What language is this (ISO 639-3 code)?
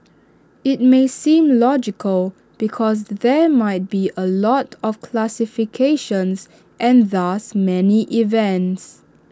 eng